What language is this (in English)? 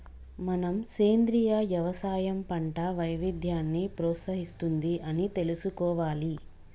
Telugu